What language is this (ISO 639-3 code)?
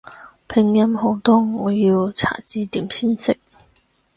yue